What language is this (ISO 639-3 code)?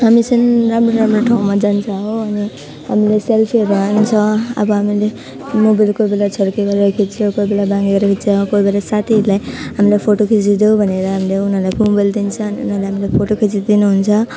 nep